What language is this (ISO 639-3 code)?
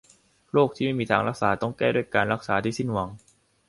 tha